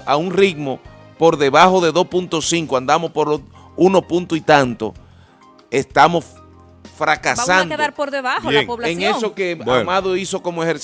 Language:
Spanish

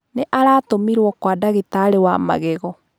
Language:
Kikuyu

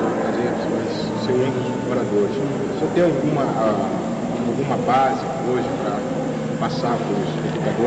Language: Portuguese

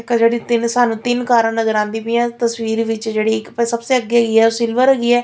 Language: Punjabi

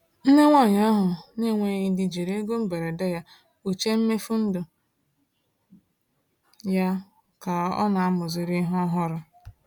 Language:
Igbo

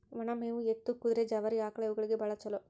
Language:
Kannada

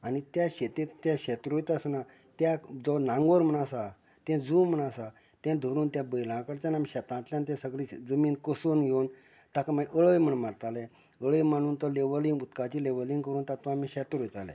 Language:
Konkani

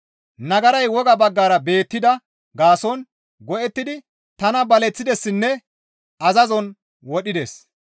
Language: Gamo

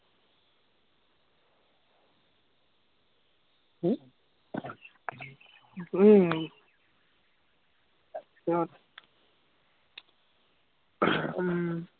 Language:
Assamese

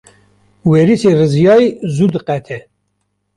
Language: Kurdish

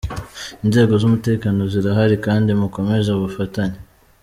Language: Kinyarwanda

